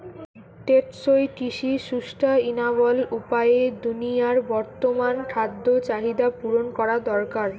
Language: Bangla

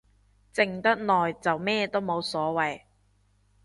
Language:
Cantonese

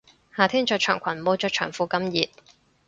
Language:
Cantonese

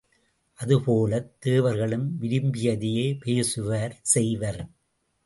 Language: Tamil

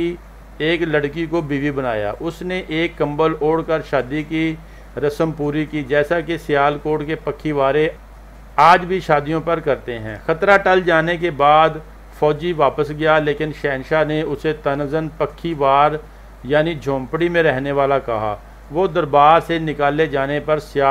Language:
Hindi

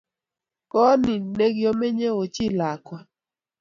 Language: Kalenjin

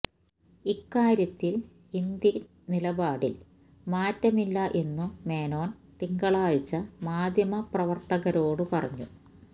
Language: Malayalam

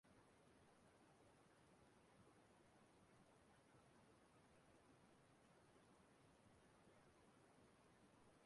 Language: Igbo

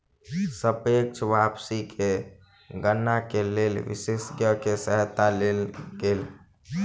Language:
Maithili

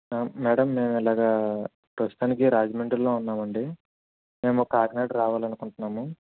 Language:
Telugu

